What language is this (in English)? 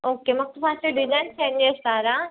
Telugu